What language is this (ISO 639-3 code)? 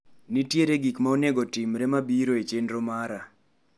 luo